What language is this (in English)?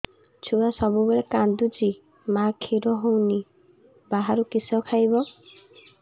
Odia